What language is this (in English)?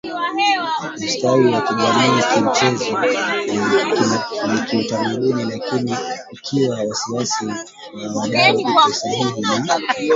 Swahili